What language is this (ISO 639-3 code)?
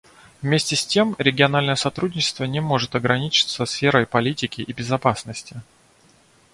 rus